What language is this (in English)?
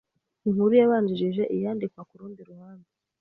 Kinyarwanda